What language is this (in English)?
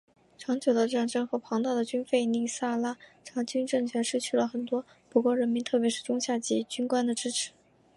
Chinese